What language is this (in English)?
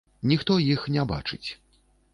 Belarusian